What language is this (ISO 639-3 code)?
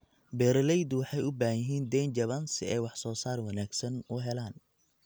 som